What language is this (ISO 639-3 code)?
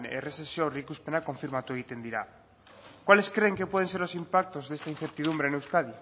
spa